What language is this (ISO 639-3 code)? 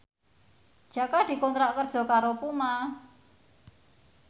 jav